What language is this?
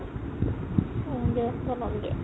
Assamese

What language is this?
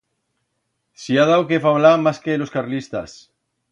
Aragonese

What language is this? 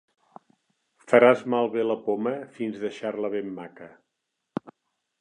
Catalan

